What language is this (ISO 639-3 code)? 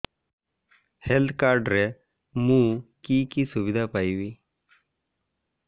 ori